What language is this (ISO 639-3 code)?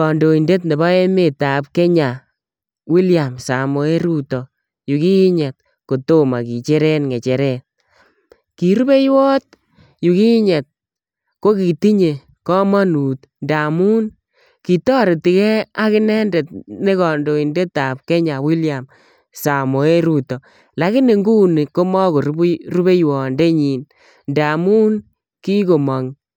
kln